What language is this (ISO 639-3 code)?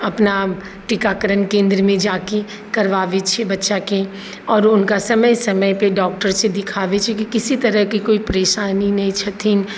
mai